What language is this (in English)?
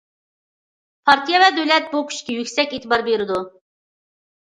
Uyghur